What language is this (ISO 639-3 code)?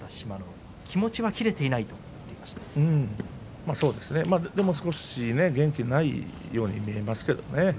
jpn